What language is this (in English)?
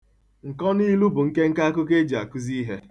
Igbo